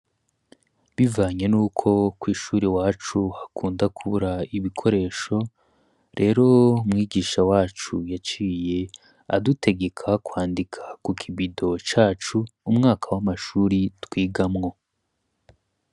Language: Rundi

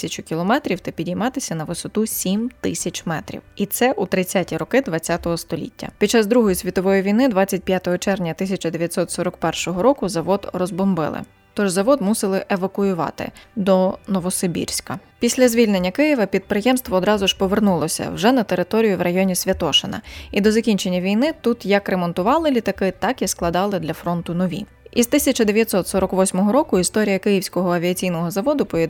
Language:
Ukrainian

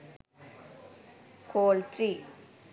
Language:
Sinhala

